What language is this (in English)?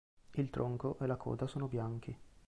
Italian